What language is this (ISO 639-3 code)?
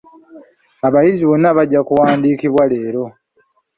lug